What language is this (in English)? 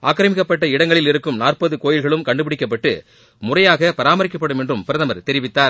Tamil